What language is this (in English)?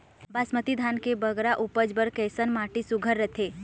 Chhattisgarhi